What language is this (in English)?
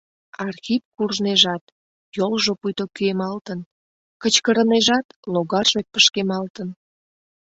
Mari